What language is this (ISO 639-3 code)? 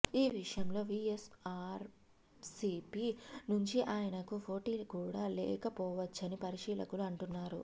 tel